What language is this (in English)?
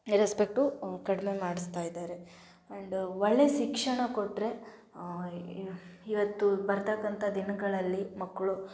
Kannada